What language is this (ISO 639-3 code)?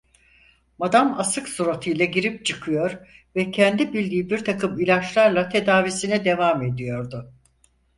tur